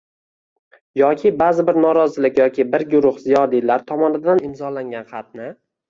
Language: Uzbek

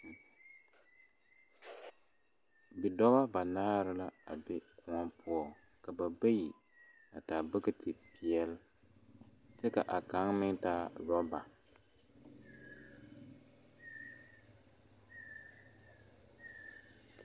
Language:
Southern Dagaare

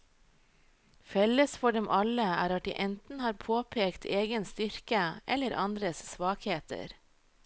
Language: Norwegian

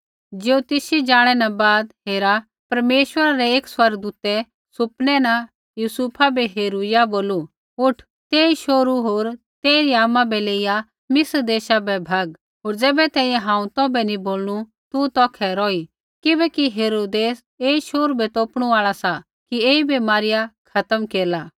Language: Kullu Pahari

